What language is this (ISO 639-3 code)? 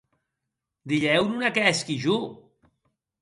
oci